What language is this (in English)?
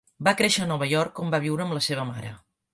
Catalan